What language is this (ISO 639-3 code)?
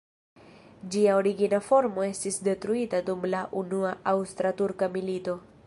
epo